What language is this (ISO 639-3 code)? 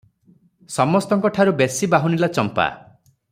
ori